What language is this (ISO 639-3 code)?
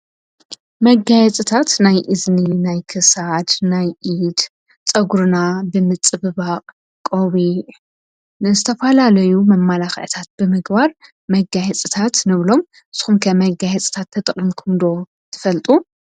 tir